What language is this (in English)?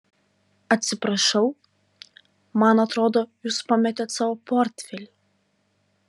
Lithuanian